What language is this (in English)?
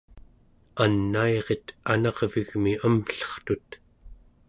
Central Yupik